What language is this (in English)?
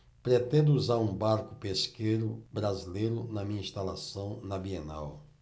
Portuguese